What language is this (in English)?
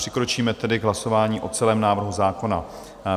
Czech